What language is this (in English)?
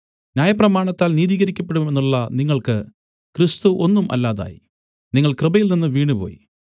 Malayalam